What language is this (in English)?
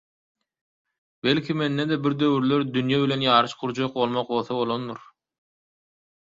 Turkmen